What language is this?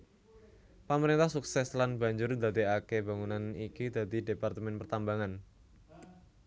Javanese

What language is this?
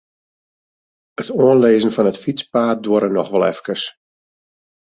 Western Frisian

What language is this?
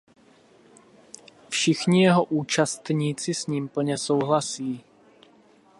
Czech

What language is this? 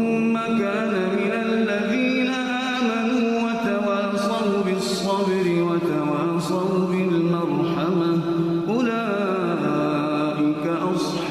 Arabic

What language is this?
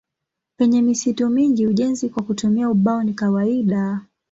Swahili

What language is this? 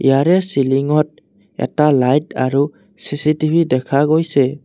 Assamese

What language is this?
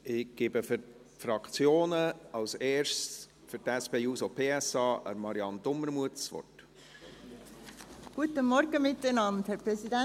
Swiss German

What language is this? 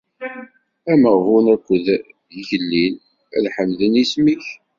Kabyle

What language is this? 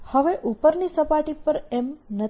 Gujarati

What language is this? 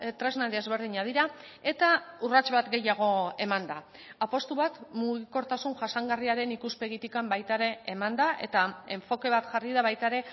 Basque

